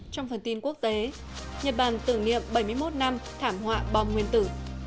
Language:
Vietnamese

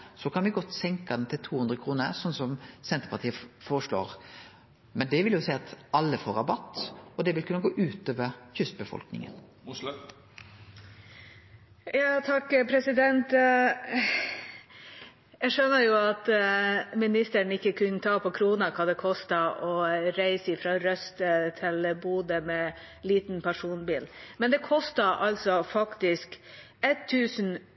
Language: Norwegian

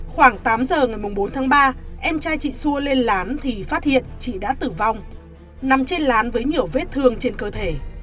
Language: Vietnamese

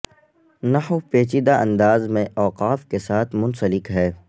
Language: Urdu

